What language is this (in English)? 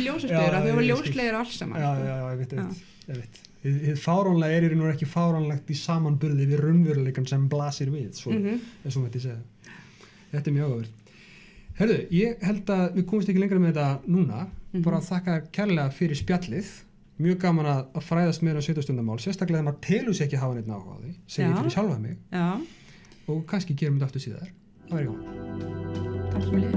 Icelandic